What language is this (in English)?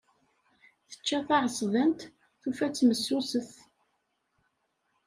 Kabyle